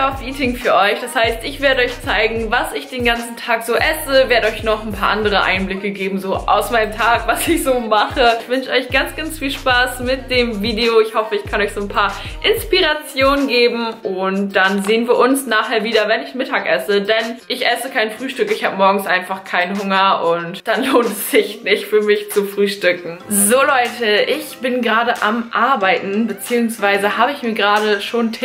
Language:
German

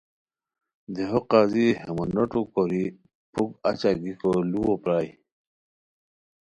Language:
Khowar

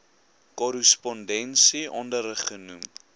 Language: Afrikaans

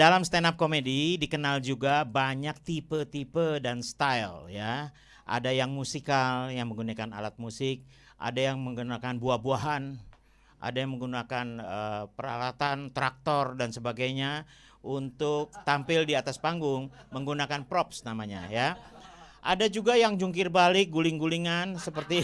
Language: Indonesian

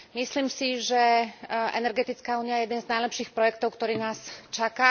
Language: Slovak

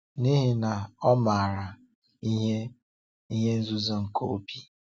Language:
Igbo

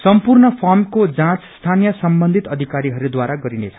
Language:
Nepali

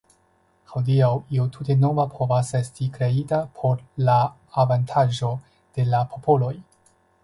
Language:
Esperanto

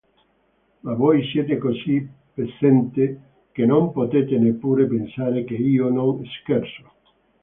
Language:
Italian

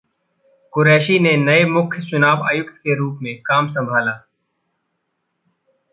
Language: Hindi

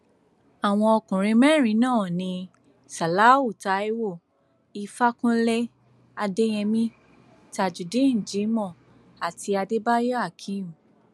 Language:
Yoruba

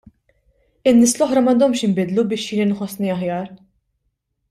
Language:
Maltese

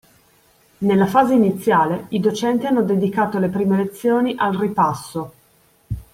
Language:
Italian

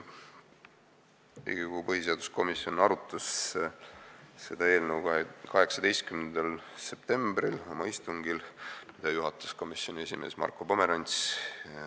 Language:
Estonian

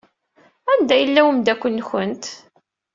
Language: Kabyle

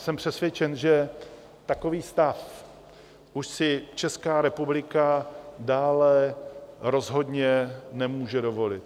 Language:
Czech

